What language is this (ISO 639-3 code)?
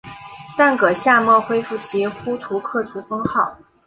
zho